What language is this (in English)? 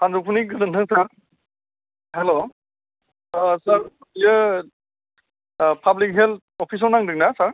Bodo